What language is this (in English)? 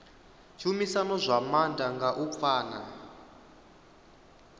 Venda